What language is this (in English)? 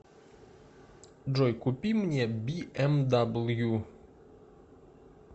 Russian